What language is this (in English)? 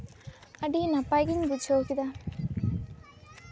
Santali